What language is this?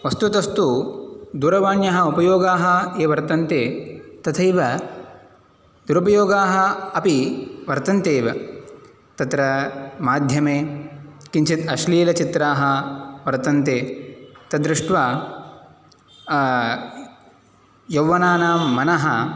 Sanskrit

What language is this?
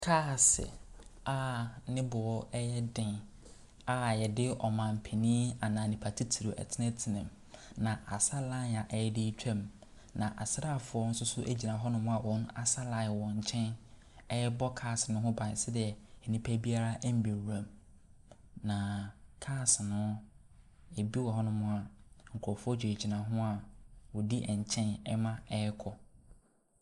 Akan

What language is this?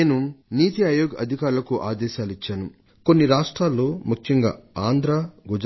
Telugu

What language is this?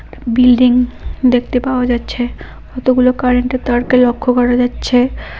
Bangla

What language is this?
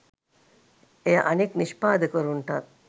Sinhala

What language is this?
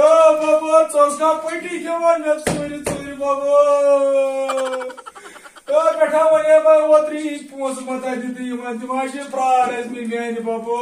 Turkish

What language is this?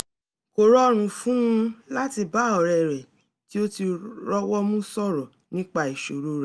Yoruba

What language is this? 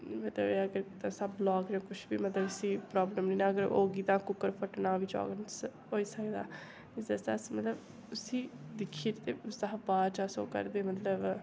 Dogri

